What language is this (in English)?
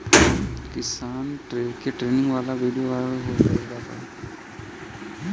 Bhojpuri